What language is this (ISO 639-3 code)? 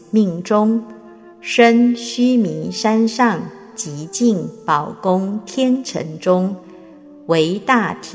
zho